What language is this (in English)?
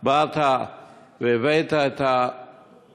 Hebrew